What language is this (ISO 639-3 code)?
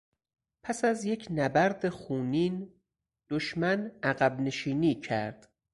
fas